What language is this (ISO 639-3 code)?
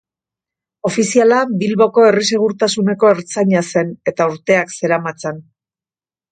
eus